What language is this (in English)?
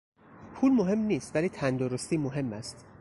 Persian